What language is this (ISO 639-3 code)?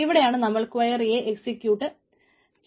mal